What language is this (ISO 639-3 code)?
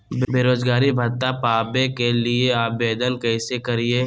mag